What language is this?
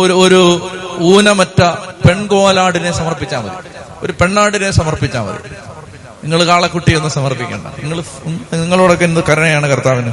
Malayalam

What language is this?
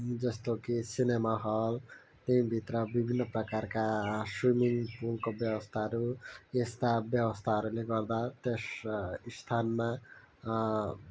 Nepali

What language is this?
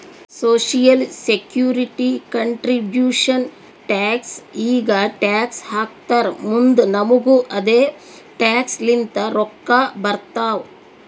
Kannada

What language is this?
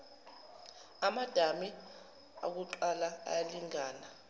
Zulu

